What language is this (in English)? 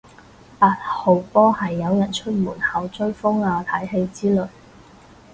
Cantonese